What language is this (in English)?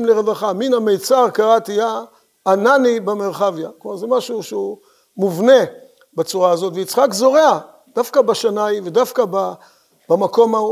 Hebrew